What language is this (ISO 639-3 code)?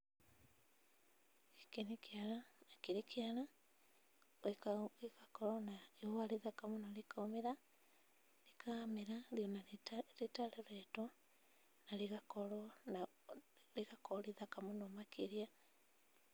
kik